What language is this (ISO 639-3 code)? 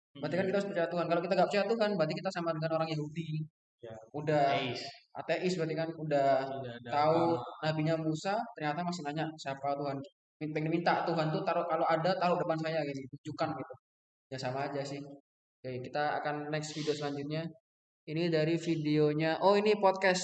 ind